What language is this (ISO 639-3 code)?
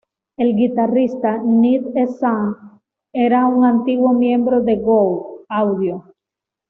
spa